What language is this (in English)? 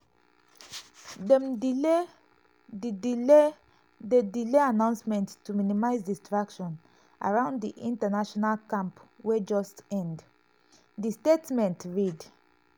Nigerian Pidgin